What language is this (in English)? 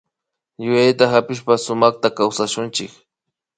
Imbabura Highland Quichua